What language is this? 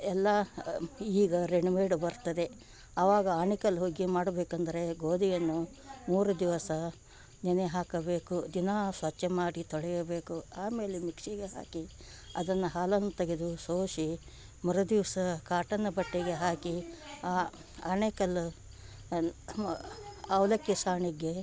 Kannada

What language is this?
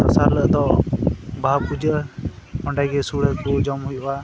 Santali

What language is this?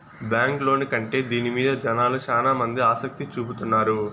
Telugu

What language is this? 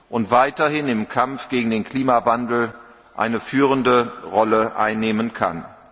German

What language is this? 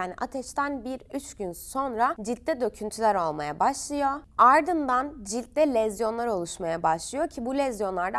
Turkish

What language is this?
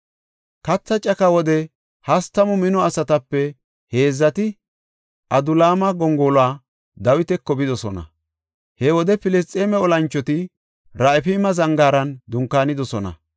Gofa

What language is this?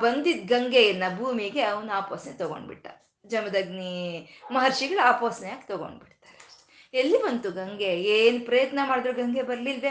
Kannada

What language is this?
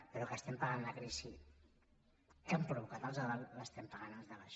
Catalan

